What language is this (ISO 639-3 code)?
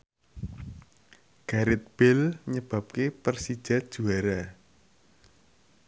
jav